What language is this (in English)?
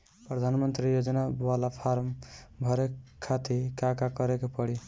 Bhojpuri